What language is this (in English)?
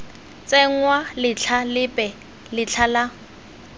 Tswana